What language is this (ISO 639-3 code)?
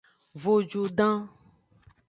ajg